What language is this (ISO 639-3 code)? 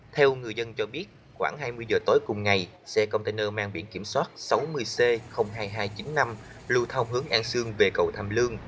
vie